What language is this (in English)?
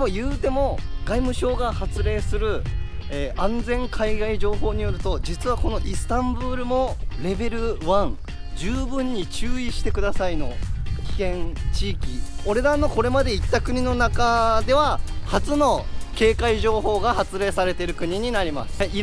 Japanese